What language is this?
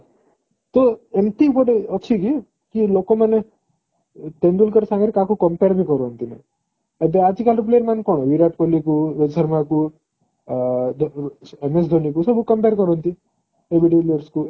Odia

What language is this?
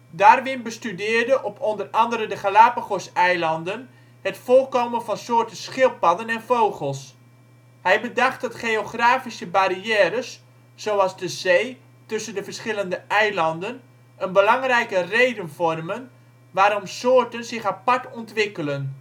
Dutch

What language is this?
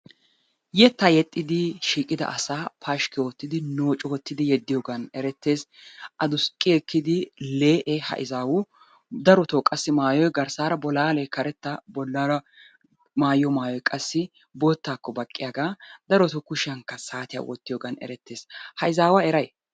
Wolaytta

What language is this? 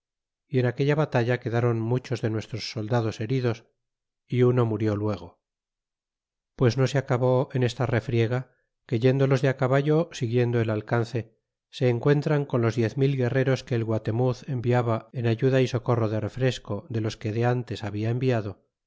Spanish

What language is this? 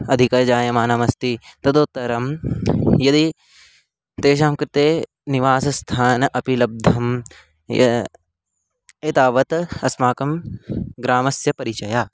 Sanskrit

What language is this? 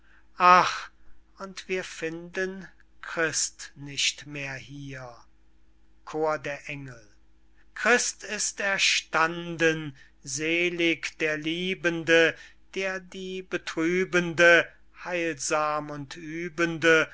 German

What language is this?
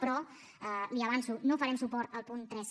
Catalan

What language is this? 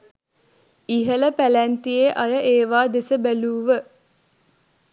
Sinhala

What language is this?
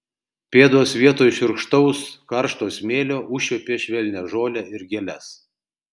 Lithuanian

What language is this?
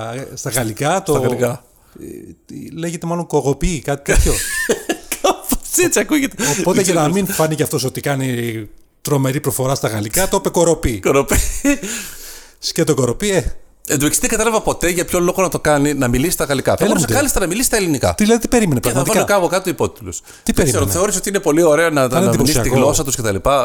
Greek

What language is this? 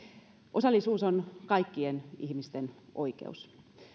Finnish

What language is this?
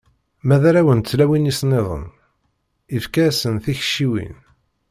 Kabyle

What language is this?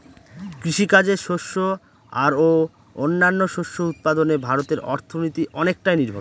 Bangla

